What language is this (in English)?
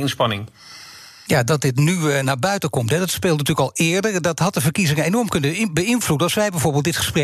Dutch